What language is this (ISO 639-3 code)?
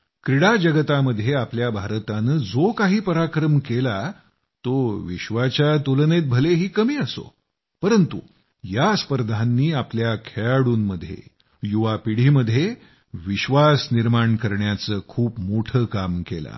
mar